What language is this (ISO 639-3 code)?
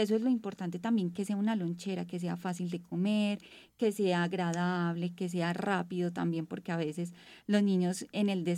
spa